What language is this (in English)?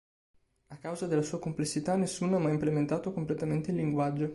Italian